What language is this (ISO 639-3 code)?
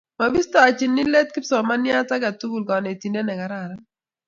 kln